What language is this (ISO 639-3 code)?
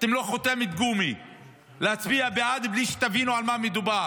heb